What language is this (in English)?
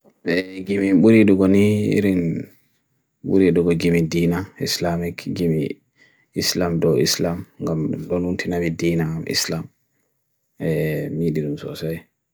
Bagirmi Fulfulde